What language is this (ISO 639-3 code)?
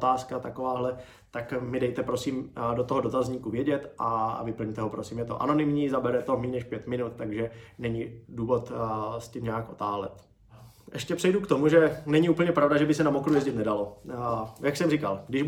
ces